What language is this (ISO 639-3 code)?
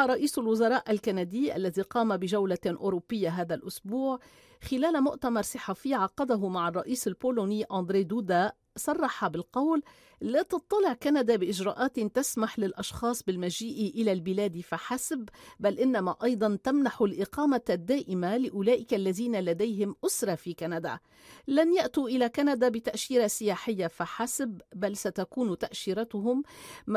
ara